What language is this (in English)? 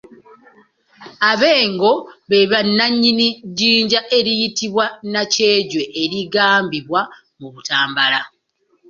Ganda